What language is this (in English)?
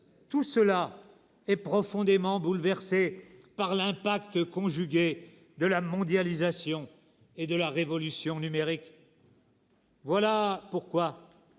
French